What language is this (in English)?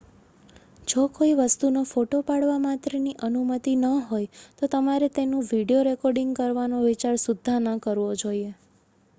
Gujarati